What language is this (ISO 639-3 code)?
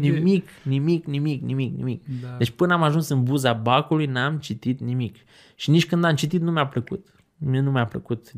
ron